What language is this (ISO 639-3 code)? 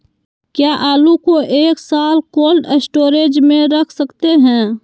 mag